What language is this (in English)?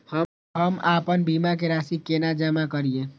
Maithili